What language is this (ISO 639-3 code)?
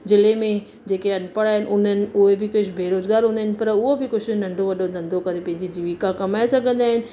snd